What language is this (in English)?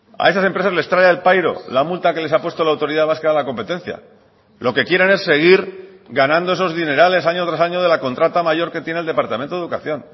Spanish